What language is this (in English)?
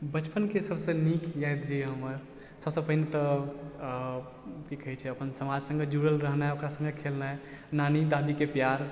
Maithili